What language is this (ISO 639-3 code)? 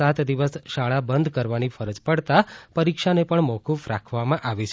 guj